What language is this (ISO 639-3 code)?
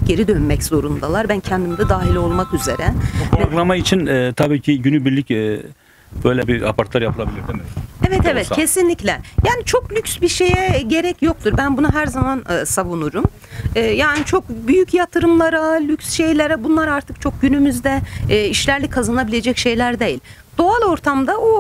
tur